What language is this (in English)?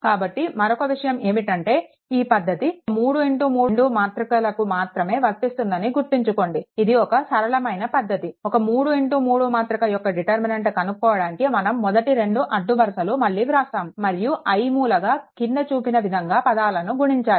Telugu